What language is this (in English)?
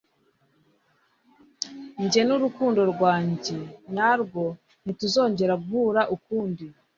Kinyarwanda